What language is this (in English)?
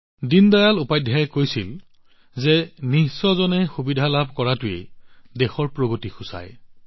Assamese